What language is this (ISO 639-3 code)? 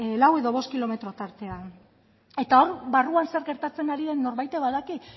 eus